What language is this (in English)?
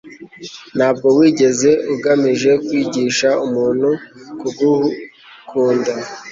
Kinyarwanda